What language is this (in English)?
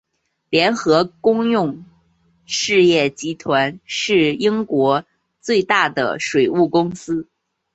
Chinese